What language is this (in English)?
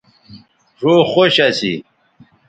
Bateri